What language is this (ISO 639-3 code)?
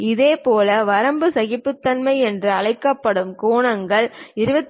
tam